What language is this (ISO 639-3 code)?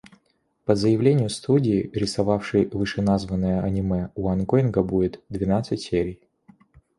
rus